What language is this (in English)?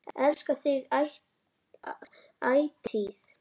Icelandic